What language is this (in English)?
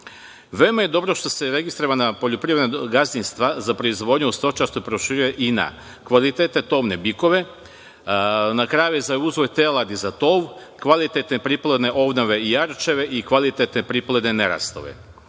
Serbian